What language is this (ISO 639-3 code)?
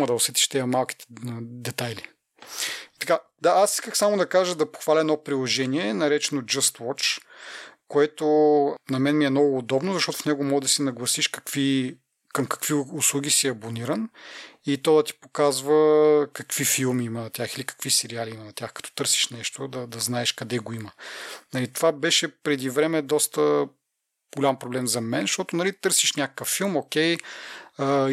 bul